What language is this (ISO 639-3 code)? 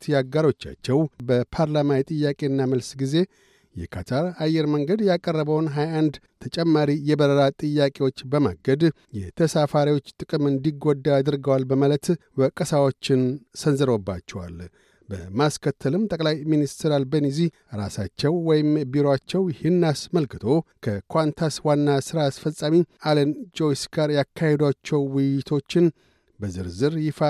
amh